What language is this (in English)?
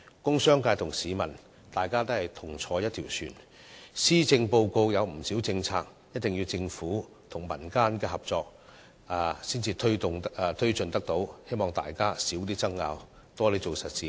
Cantonese